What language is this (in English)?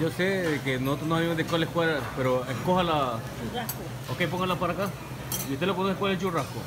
Spanish